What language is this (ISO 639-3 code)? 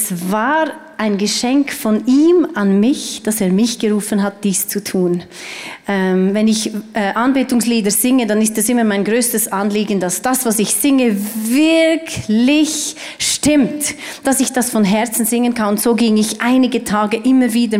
deu